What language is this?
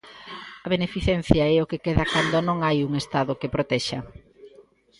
Galician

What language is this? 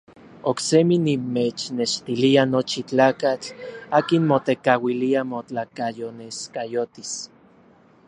Orizaba Nahuatl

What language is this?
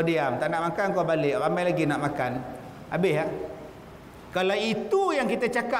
Malay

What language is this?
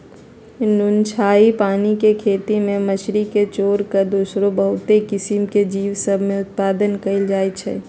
Magahi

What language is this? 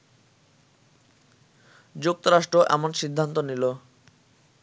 Bangla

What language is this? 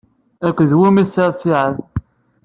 Kabyle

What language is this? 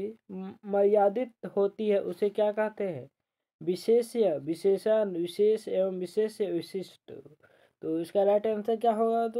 Hindi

